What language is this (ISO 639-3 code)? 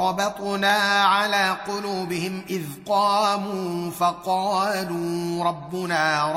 ara